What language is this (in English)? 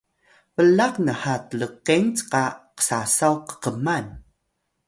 Atayal